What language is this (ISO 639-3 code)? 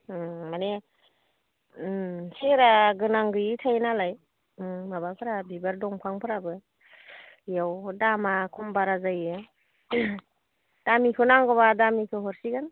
brx